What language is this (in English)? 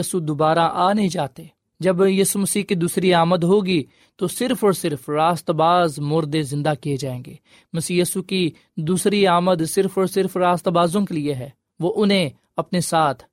Urdu